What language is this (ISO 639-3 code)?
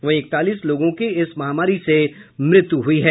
hin